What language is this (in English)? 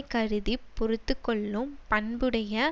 Tamil